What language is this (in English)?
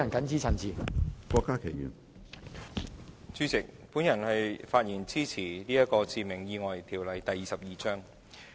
Cantonese